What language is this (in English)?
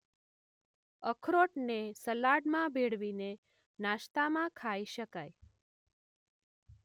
Gujarati